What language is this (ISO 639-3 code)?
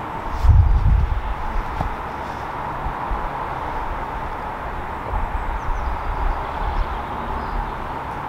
pol